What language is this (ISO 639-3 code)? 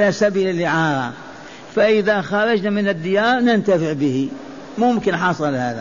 ara